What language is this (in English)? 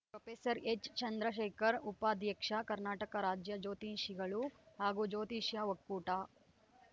Kannada